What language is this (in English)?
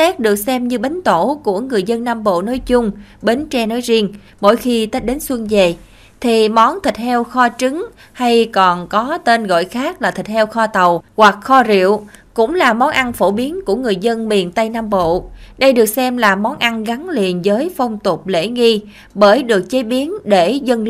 Vietnamese